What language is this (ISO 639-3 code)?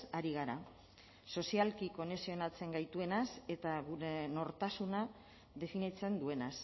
eus